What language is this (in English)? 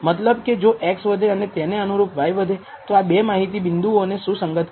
Gujarati